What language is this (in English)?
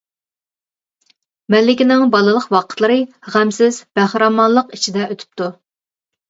Uyghur